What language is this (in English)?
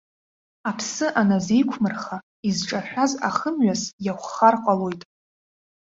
Abkhazian